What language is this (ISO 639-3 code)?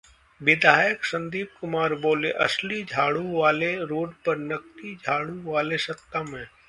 hin